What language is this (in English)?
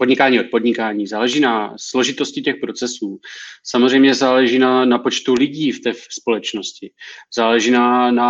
Czech